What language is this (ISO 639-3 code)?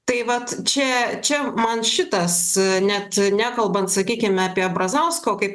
lit